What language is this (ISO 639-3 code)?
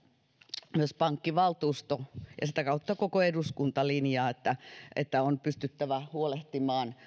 fin